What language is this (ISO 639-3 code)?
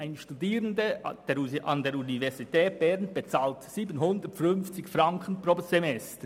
gsw